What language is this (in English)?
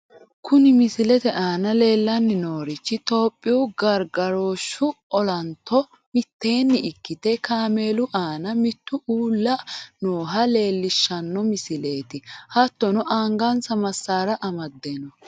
Sidamo